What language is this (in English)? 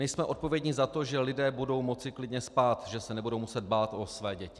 Czech